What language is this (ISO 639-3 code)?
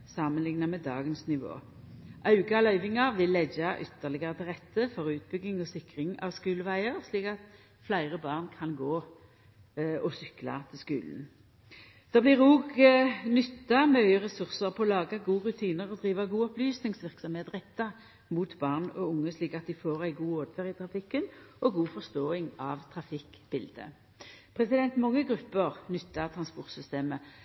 nno